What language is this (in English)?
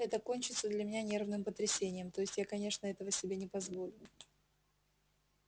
Russian